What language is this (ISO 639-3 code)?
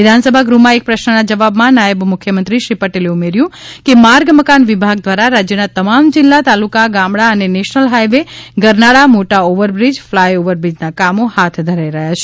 guj